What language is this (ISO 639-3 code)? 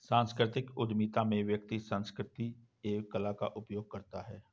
hin